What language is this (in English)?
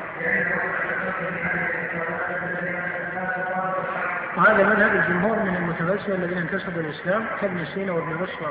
Arabic